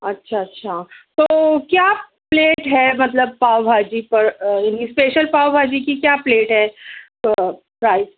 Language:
Urdu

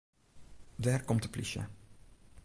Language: Western Frisian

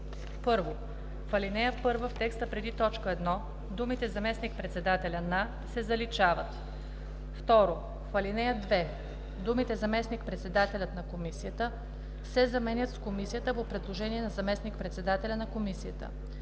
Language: Bulgarian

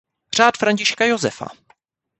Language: Czech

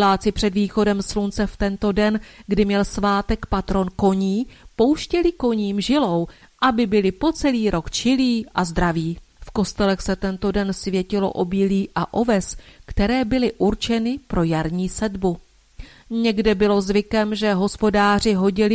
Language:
Czech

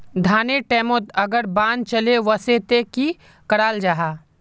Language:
Magahi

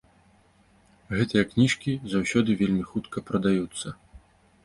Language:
Belarusian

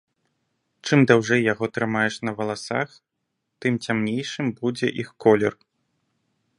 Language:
Belarusian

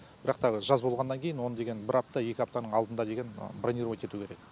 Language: Kazakh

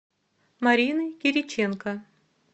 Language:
Russian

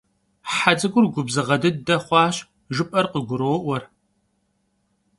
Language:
Kabardian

